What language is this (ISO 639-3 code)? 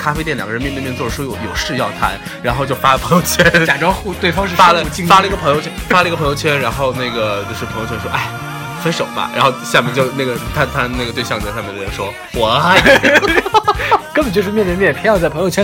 zho